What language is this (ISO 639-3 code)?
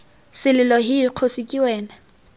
tsn